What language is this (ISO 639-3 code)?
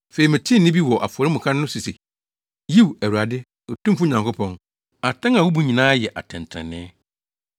aka